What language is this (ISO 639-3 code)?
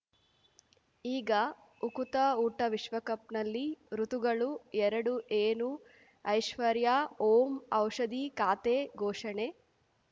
kan